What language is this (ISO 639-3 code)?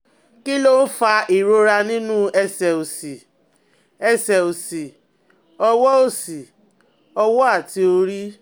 yor